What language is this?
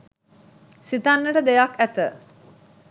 Sinhala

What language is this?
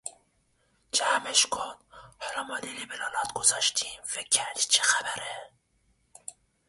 Persian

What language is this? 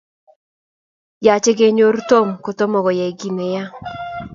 Kalenjin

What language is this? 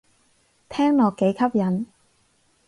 Cantonese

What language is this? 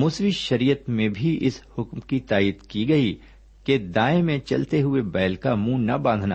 Urdu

